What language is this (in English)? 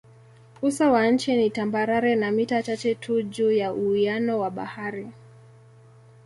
Swahili